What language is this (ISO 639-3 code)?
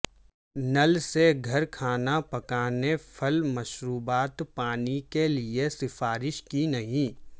urd